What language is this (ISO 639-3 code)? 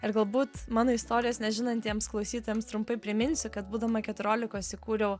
lit